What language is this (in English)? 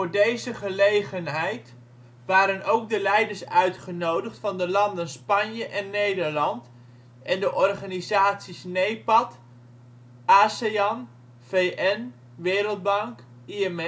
Dutch